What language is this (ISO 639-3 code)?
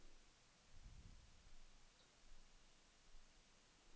dan